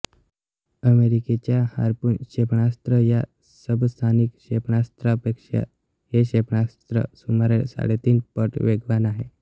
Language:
Marathi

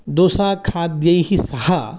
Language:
Sanskrit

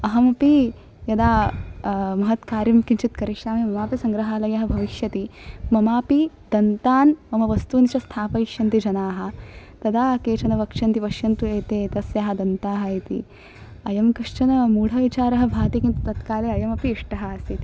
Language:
Sanskrit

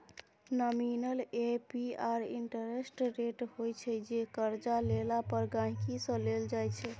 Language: Maithili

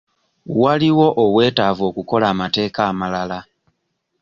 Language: Ganda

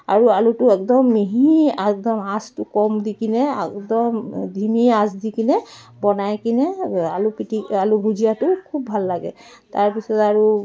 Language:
Assamese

